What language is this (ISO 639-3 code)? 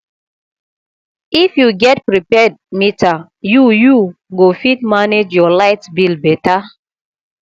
pcm